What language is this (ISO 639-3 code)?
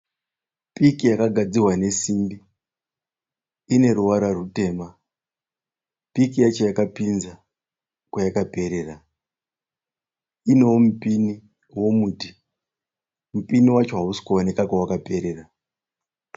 sna